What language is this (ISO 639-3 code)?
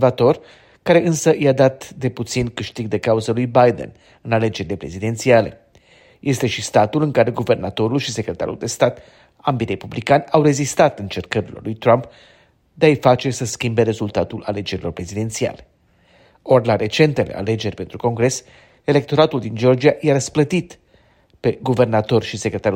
ron